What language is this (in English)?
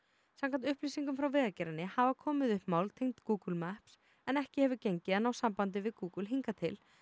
Icelandic